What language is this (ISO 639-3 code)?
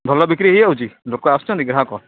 ori